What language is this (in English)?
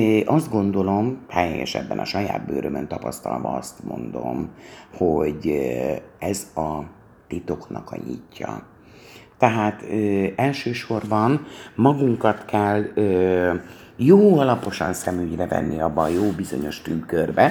Hungarian